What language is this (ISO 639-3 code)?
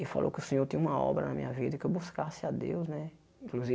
por